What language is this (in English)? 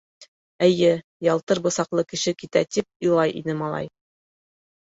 Bashkir